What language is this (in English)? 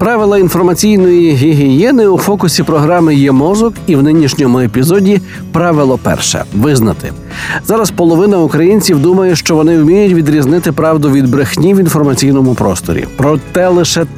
Ukrainian